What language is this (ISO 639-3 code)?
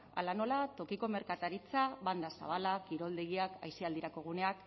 eus